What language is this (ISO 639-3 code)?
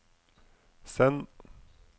nor